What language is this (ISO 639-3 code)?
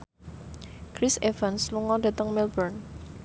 jav